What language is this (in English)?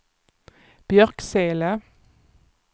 Swedish